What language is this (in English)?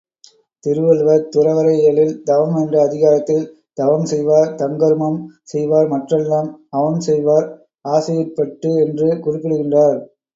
Tamil